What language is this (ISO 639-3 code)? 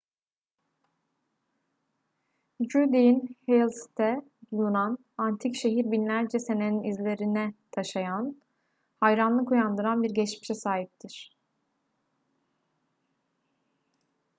tur